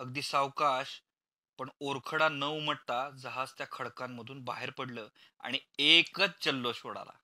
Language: Marathi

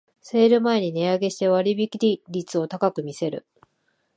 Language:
Japanese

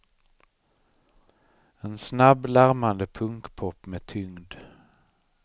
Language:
Swedish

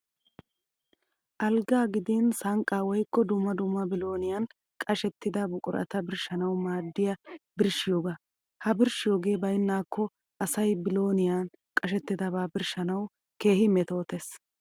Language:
Wolaytta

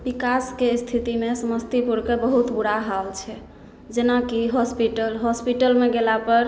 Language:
Maithili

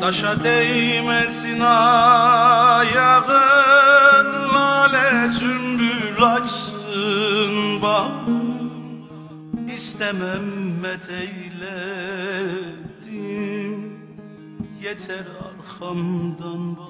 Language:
Turkish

